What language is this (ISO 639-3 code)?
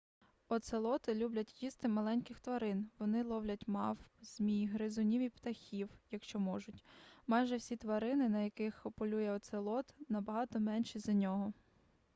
ukr